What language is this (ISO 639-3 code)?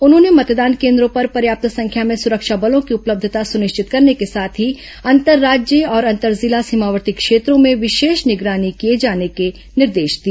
hin